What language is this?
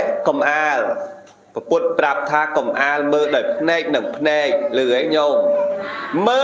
Vietnamese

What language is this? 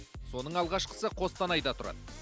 Kazakh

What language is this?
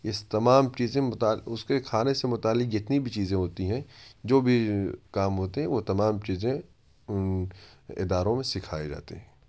Urdu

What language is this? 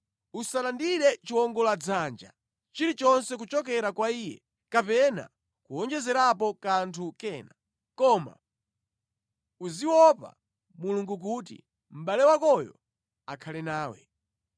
Nyanja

